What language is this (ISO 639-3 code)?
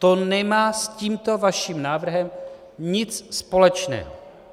ces